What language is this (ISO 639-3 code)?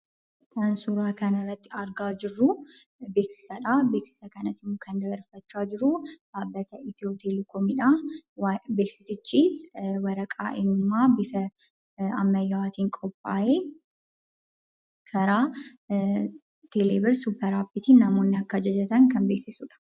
orm